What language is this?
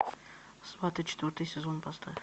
Russian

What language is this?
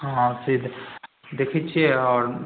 Maithili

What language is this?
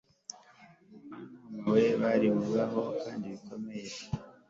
Kinyarwanda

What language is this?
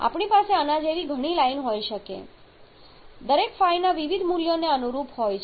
Gujarati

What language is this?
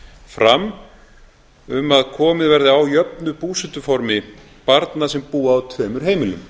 Icelandic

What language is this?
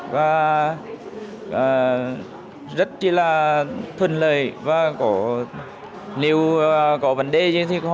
Vietnamese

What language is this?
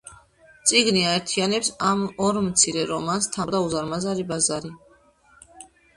Georgian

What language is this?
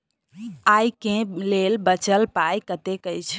Maithili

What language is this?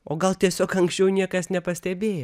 Lithuanian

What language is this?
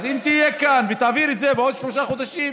Hebrew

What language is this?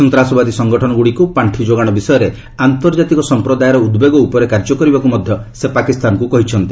Odia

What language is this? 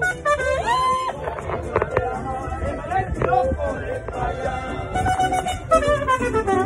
Arabic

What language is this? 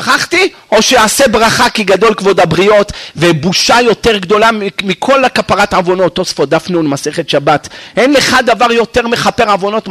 Hebrew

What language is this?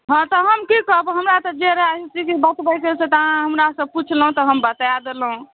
Maithili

